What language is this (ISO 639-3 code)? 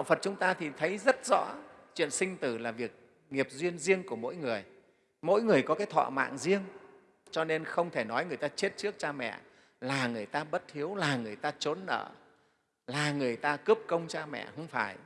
vie